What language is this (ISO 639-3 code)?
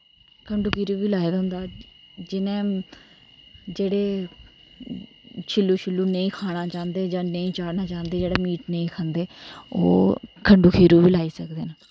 doi